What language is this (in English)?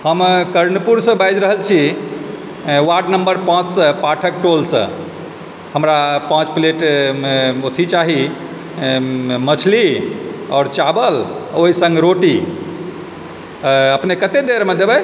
Maithili